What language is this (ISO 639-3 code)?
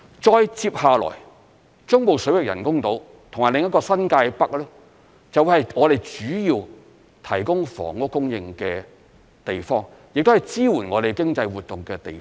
yue